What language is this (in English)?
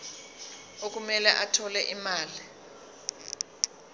Zulu